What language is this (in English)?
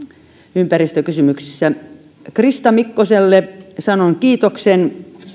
Finnish